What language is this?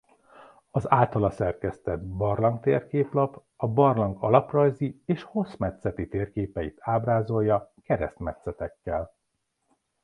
Hungarian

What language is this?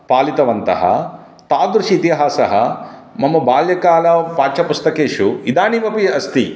Sanskrit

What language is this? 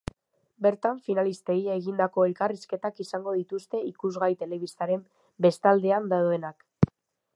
Basque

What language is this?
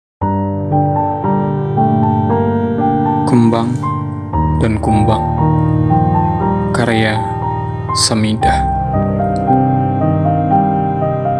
Indonesian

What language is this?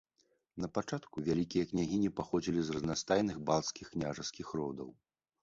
Belarusian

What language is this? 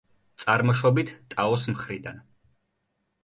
Georgian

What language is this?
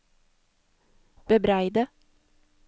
Norwegian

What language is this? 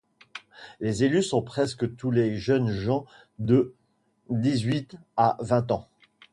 French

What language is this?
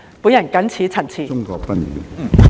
Cantonese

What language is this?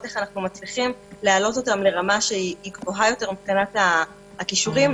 Hebrew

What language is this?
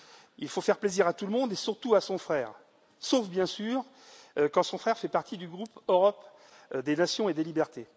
French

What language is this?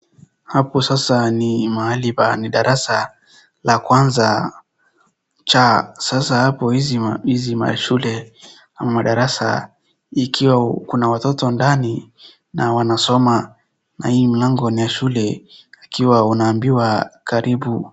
Swahili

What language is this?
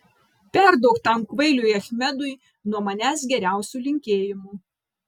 Lithuanian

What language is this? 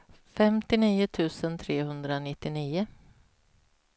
Swedish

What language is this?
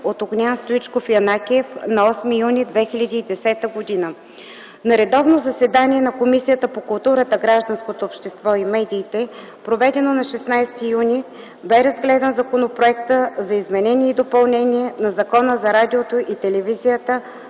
Bulgarian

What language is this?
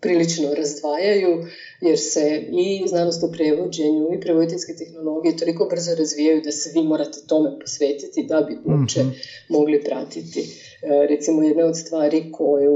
Croatian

